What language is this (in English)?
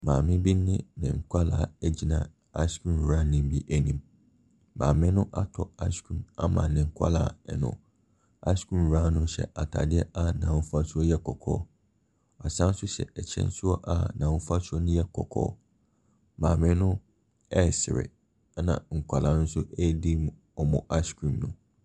Akan